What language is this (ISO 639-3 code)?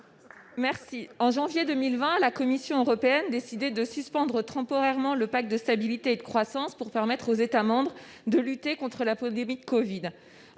fra